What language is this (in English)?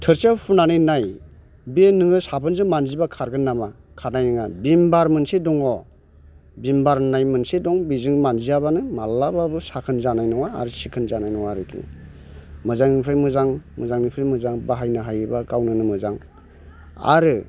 Bodo